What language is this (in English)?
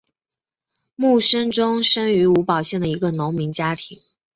Chinese